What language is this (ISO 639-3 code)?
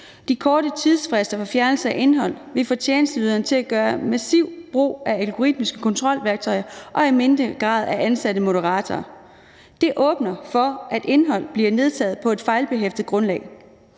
dan